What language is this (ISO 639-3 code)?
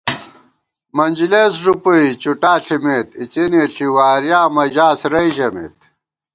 gwt